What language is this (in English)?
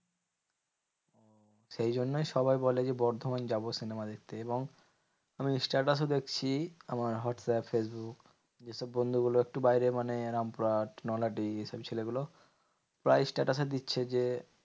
Bangla